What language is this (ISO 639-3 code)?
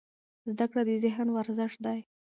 pus